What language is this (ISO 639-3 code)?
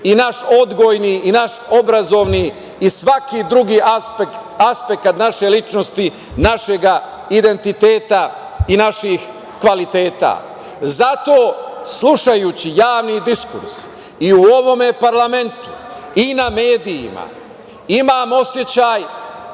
srp